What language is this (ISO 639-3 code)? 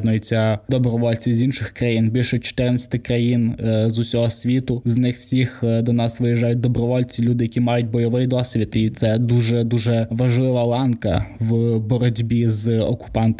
ukr